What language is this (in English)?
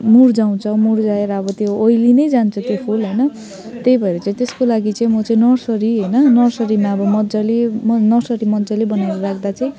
Nepali